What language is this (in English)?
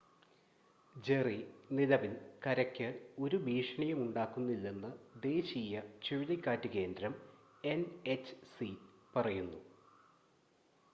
Malayalam